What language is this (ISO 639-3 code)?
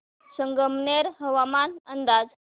mar